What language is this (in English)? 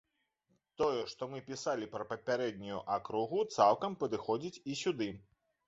Belarusian